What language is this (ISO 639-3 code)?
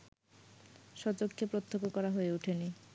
ben